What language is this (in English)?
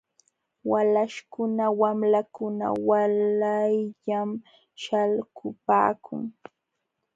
Jauja Wanca Quechua